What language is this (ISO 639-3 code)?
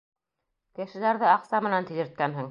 bak